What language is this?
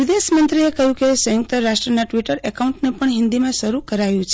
Gujarati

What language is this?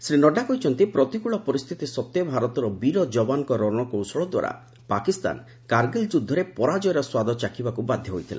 Odia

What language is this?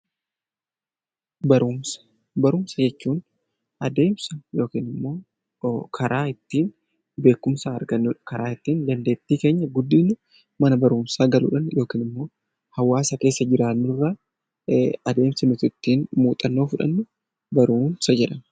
Oromo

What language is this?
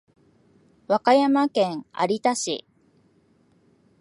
Japanese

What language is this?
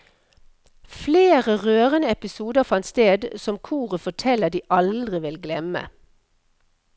Norwegian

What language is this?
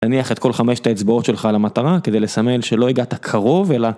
Hebrew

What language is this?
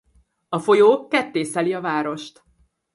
Hungarian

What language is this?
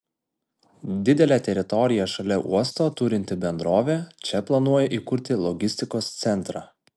Lithuanian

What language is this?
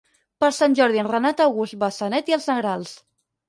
Catalan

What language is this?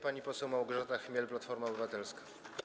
Polish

